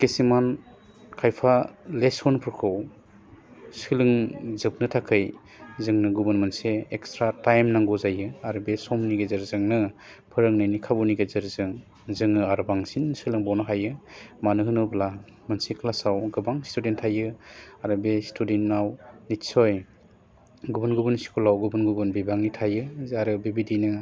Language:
Bodo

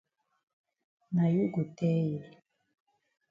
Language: Cameroon Pidgin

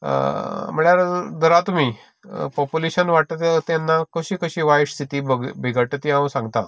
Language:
Konkani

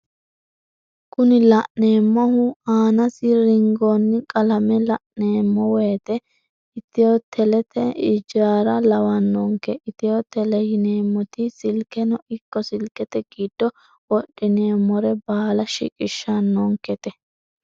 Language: Sidamo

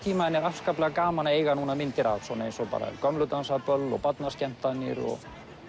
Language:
Icelandic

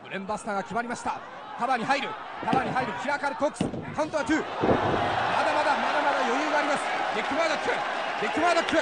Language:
Japanese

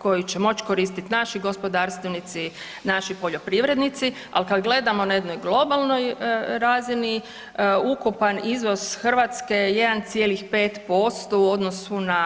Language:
Croatian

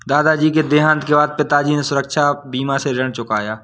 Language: Hindi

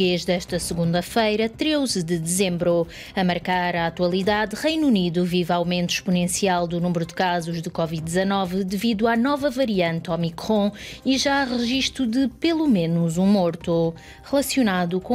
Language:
Portuguese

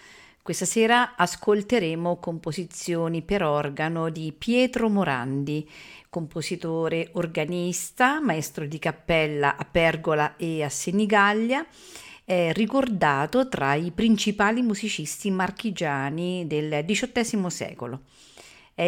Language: Italian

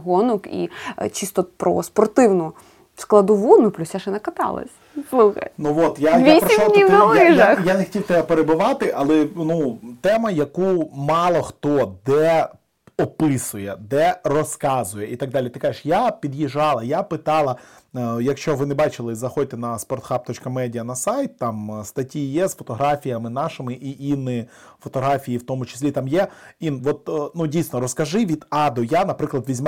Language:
Ukrainian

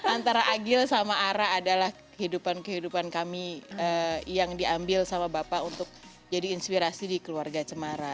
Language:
Indonesian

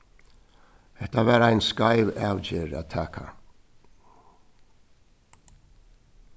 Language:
Faroese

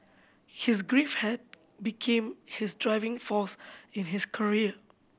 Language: English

